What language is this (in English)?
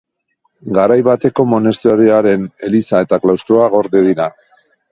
Basque